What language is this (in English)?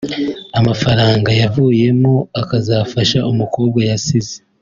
Kinyarwanda